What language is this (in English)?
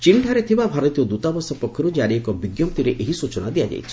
Odia